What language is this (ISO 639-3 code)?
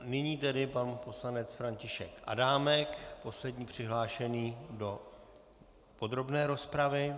ces